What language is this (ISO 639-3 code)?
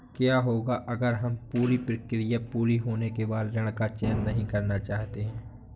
hin